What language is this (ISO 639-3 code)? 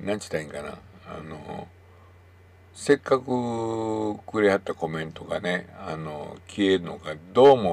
jpn